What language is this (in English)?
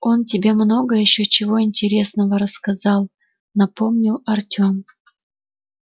Russian